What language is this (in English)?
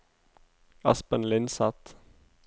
Norwegian